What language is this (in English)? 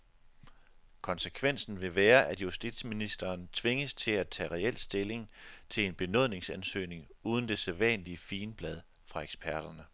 Danish